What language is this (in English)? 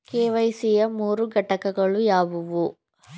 Kannada